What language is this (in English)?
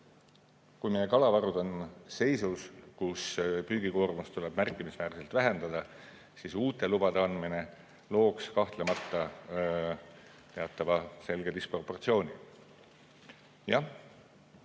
Estonian